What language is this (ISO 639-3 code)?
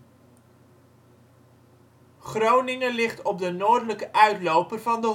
nld